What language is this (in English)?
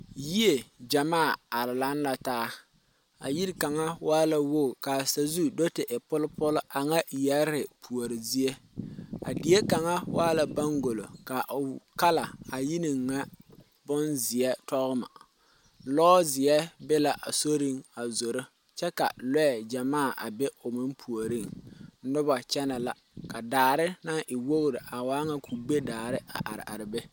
Southern Dagaare